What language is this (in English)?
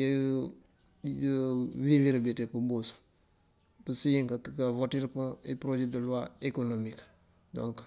Mandjak